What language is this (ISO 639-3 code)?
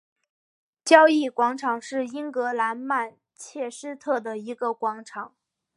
zho